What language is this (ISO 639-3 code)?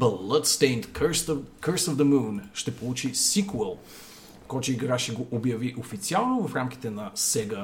bul